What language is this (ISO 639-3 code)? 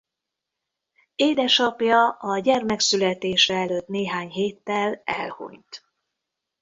hun